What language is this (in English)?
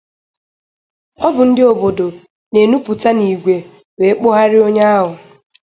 Igbo